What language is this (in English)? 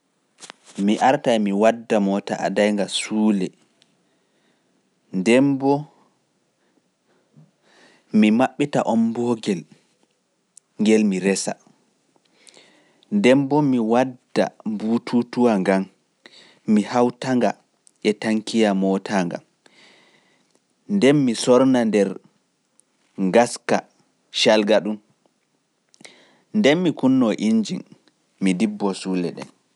Pular